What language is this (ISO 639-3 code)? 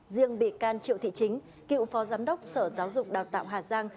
vie